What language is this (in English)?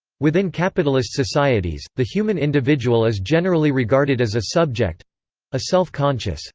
English